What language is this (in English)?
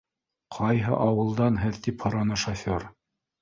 Bashkir